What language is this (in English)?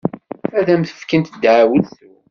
Kabyle